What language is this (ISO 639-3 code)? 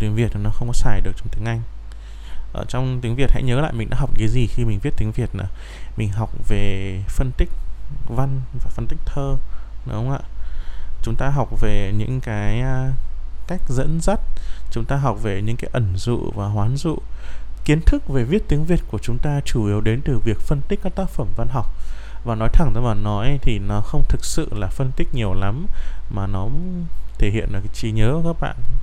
vie